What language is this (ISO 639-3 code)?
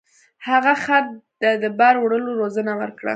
pus